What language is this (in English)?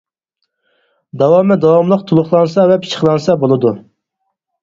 Uyghur